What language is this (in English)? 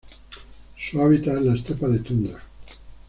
Spanish